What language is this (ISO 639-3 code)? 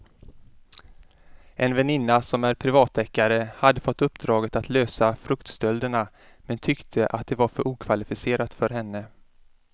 swe